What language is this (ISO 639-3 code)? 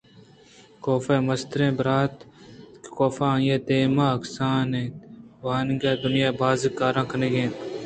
bgp